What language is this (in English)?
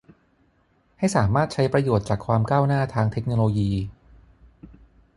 Thai